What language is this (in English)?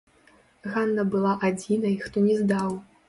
Belarusian